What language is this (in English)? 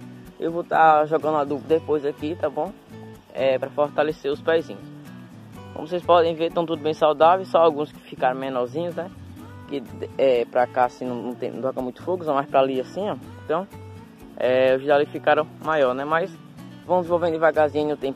Portuguese